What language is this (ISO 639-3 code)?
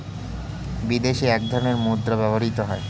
ben